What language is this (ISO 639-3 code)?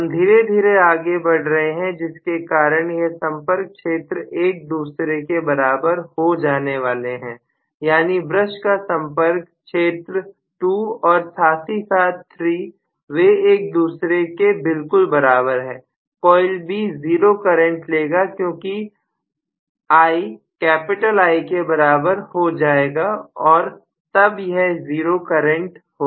hin